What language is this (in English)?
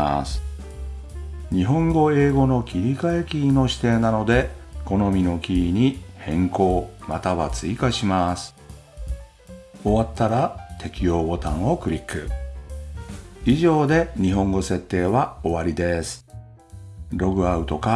Japanese